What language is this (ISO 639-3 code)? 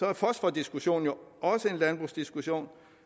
dan